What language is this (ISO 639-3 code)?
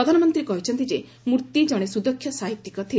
ori